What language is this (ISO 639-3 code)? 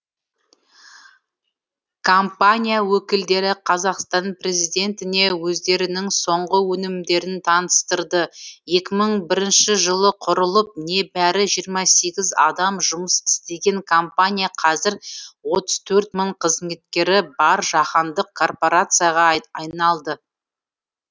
kaz